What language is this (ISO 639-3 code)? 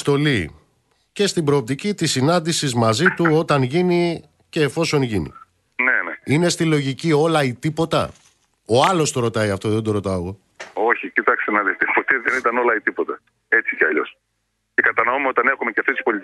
ell